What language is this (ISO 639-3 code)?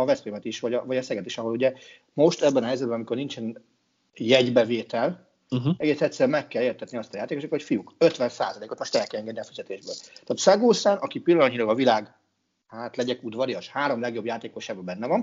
hun